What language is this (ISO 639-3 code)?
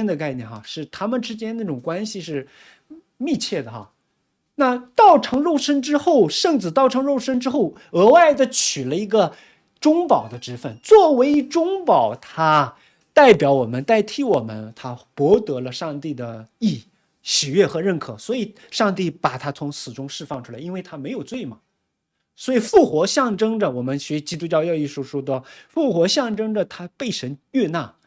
zho